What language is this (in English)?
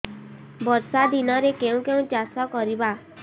Odia